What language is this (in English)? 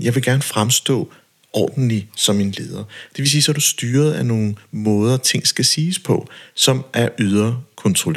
Danish